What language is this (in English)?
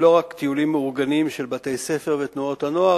Hebrew